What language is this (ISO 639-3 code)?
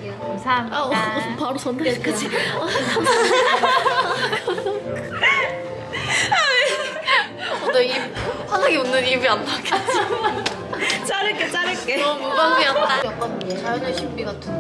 kor